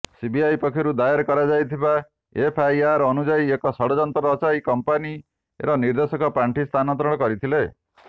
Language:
Odia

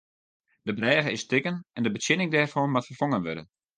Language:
Western Frisian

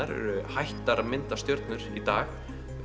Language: Icelandic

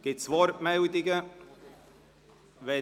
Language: Swiss German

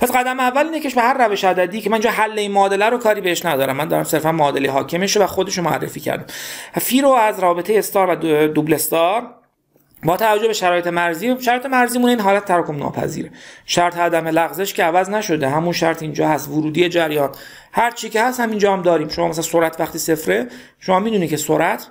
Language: Persian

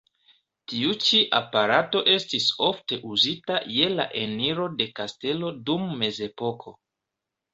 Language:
Esperanto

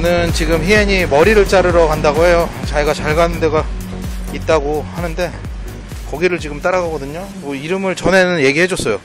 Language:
Korean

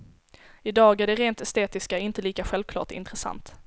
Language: Swedish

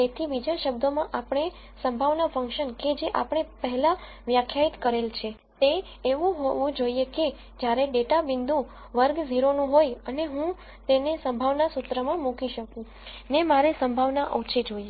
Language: Gujarati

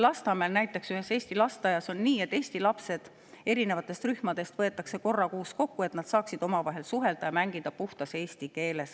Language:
Estonian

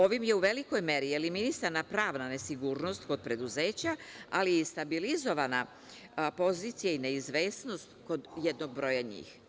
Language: Serbian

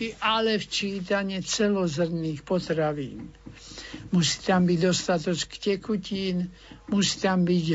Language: Slovak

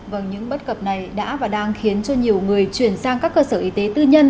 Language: Vietnamese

